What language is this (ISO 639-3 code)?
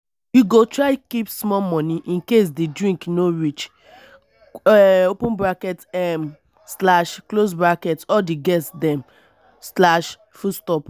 pcm